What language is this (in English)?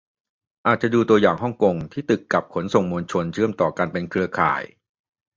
Thai